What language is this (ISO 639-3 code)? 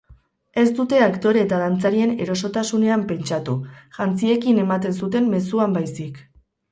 eus